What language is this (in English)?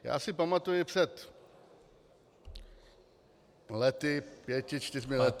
Czech